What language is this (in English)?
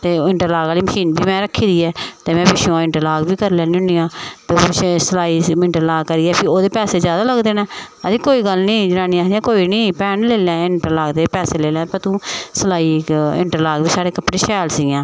Dogri